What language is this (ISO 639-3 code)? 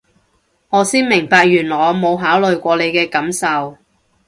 yue